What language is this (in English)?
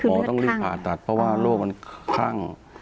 Thai